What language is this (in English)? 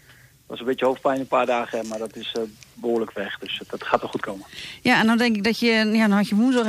Dutch